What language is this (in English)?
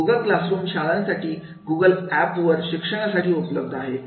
Marathi